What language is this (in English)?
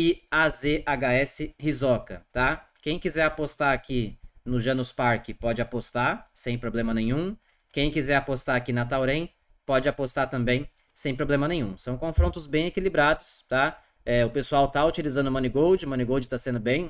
Portuguese